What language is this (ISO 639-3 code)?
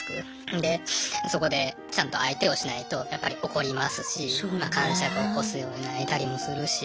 jpn